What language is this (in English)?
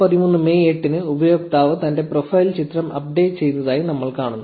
Malayalam